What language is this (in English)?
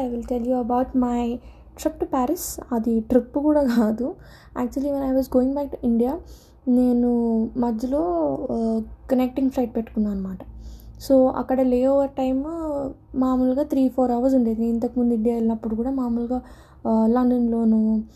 Telugu